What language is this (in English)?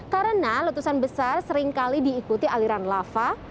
Indonesian